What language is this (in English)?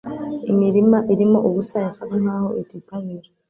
Kinyarwanda